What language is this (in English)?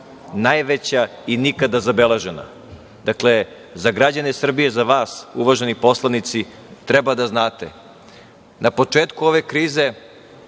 Serbian